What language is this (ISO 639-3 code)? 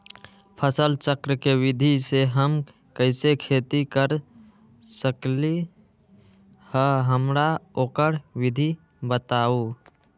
mag